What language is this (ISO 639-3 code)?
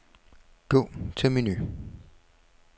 dan